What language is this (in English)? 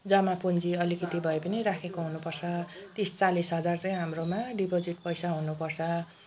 Nepali